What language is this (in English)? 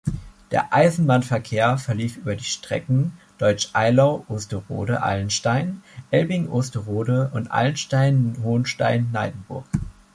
German